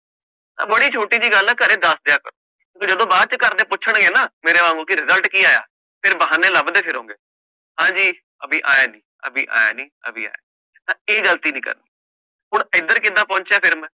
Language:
Punjabi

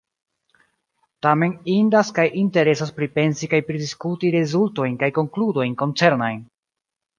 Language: Esperanto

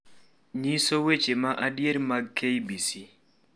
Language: Luo (Kenya and Tanzania)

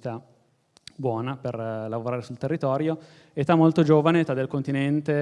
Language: Italian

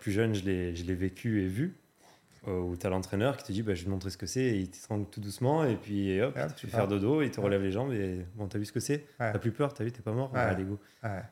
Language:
French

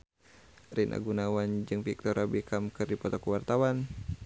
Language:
Sundanese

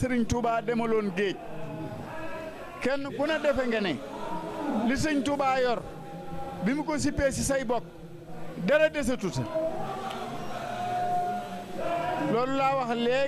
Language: Arabic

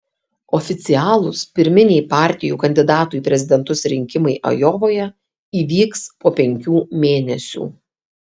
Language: Lithuanian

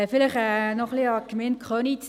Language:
Swiss German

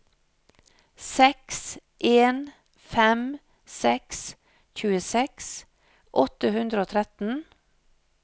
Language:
Norwegian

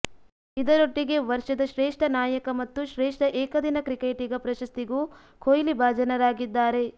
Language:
Kannada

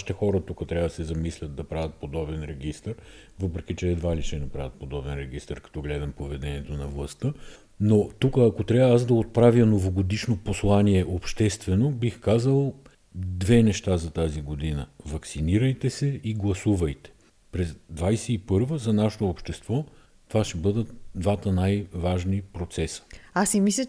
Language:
Bulgarian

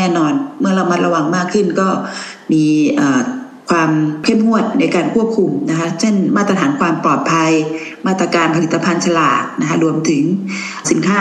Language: Thai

